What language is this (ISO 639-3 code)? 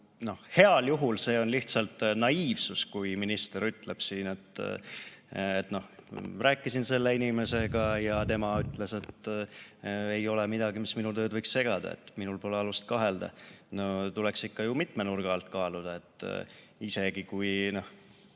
est